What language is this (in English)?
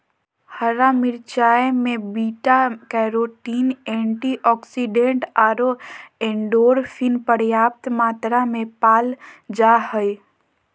Magahi